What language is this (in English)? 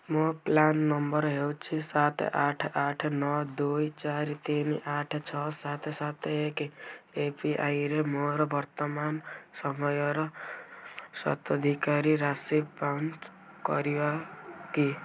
Odia